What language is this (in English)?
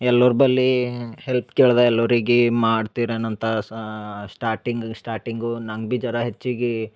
Kannada